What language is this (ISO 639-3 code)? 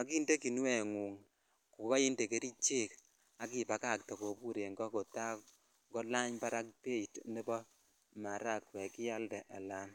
kln